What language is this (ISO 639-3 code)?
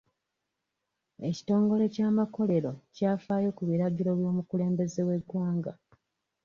lug